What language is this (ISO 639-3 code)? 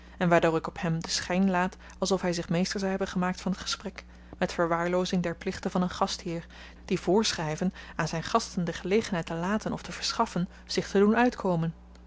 nld